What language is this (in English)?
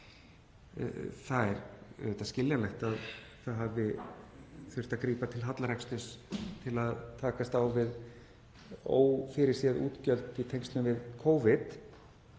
Icelandic